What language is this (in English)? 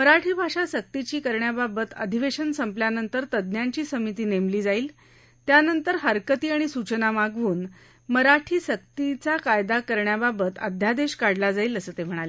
Marathi